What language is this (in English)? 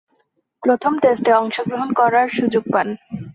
Bangla